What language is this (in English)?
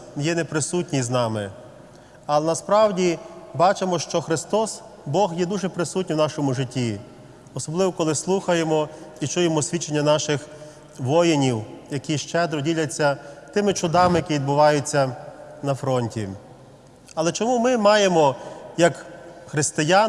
Ukrainian